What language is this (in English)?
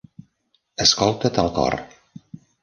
Catalan